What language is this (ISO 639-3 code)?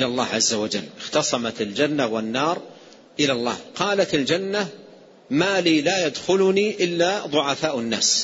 ara